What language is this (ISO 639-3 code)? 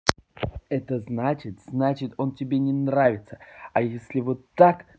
rus